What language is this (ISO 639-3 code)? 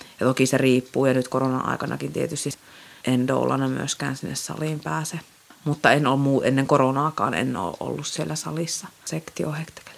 fin